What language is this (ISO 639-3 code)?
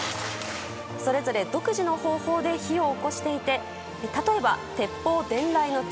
jpn